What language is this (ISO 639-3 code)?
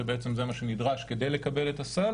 heb